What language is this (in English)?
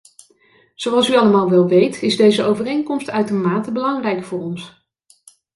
Dutch